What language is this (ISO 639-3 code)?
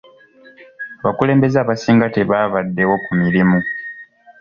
lug